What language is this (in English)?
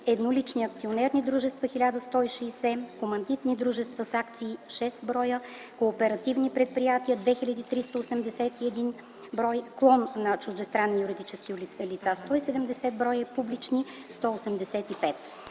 Bulgarian